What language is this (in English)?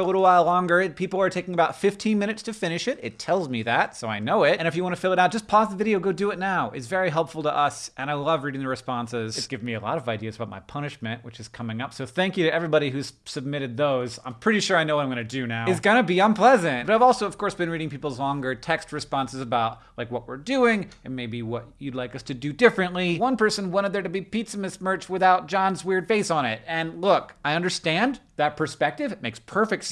English